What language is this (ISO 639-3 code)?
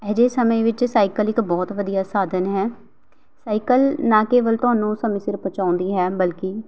pan